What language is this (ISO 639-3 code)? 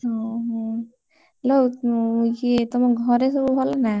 ori